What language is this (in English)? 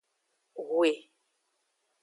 Aja (Benin)